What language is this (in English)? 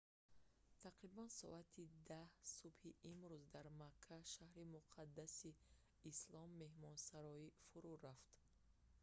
Tajik